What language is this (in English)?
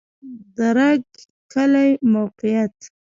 Pashto